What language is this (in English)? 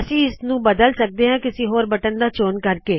Punjabi